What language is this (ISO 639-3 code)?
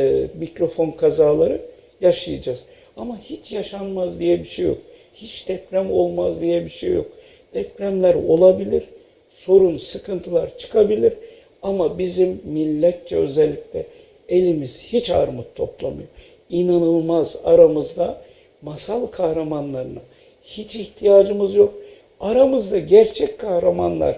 tur